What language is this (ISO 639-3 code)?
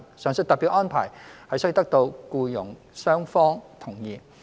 yue